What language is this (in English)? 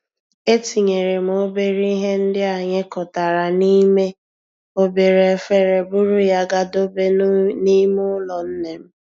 Igbo